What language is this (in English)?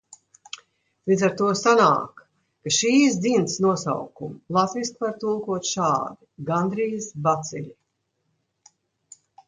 Latvian